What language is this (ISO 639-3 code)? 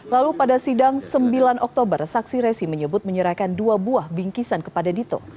ind